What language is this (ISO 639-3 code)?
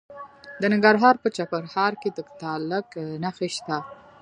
pus